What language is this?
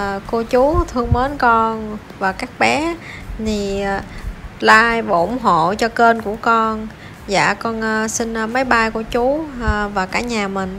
Vietnamese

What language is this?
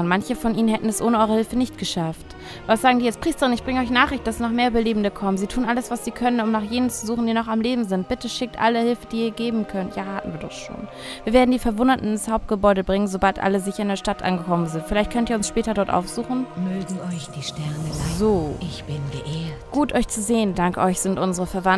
German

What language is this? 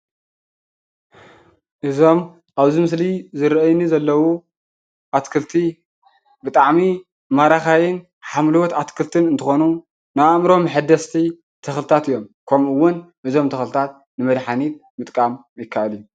Tigrinya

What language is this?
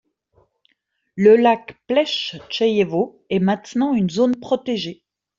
French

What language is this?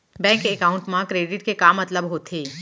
Chhattisgarhi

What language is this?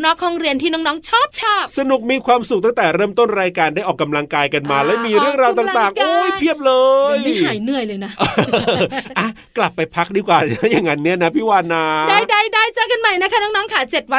Thai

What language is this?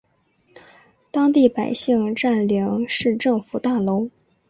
Chinese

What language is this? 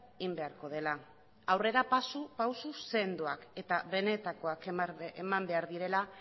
Basque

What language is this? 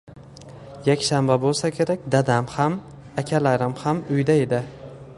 Uzbek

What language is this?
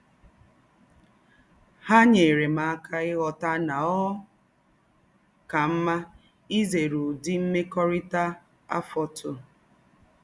Igbo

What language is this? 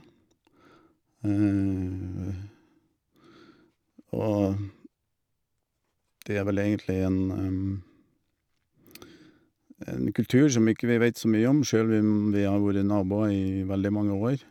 Norwegian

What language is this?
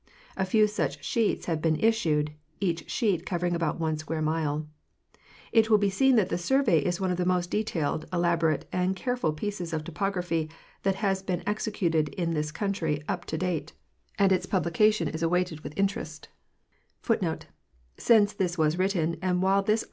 English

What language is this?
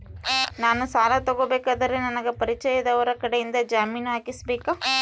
Kannada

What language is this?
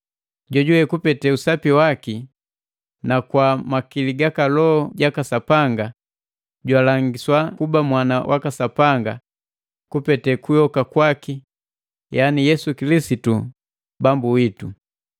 Matengo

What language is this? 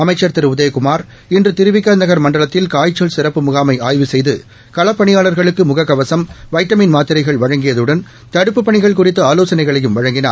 Tamil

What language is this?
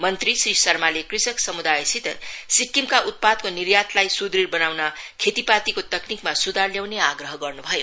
Nepali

